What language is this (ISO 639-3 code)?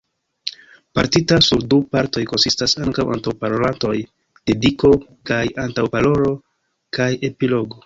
epo